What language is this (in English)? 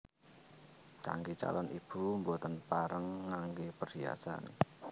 Javanese